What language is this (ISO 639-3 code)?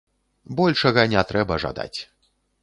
bel